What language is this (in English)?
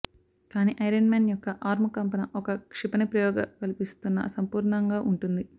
Telugu